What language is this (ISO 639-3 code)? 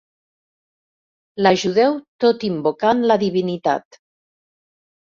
cat